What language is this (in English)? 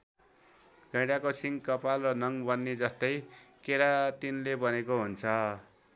Nepali